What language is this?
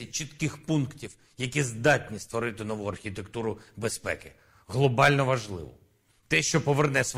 Ukrainian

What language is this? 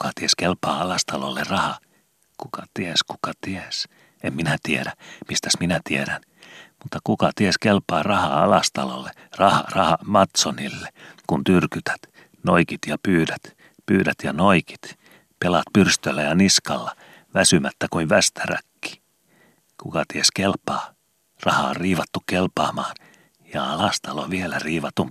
Finnish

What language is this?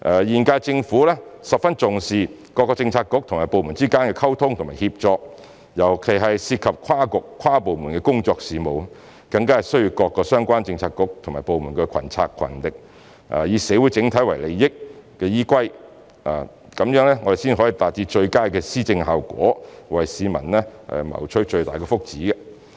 Cantonese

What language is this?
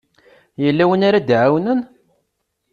Kabyle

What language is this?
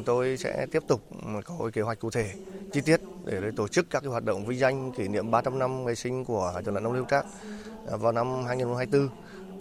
Vietnamese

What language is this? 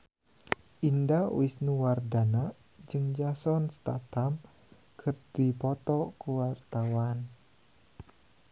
Sundanese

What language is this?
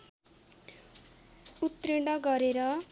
Nepali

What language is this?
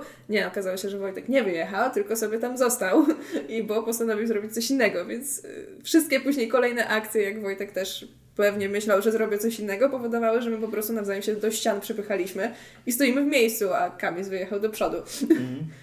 Polish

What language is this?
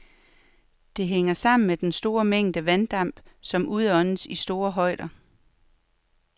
Danish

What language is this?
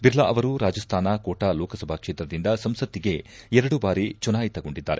Kannada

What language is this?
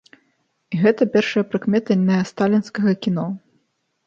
Belarusian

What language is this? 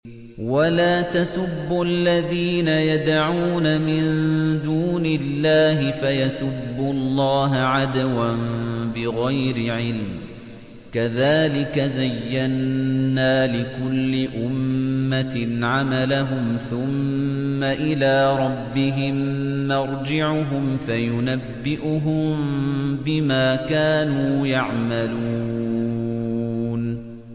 Arabic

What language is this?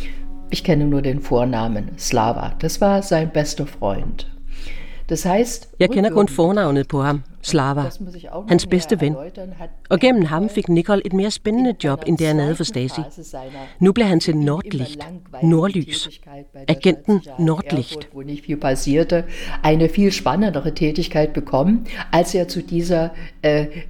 Danish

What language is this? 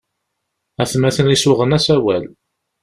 Kabyle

